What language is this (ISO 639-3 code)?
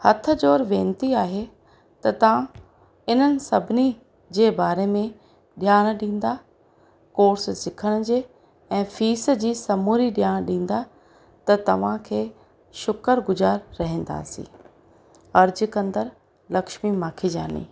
snd